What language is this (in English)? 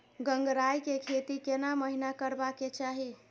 Maithili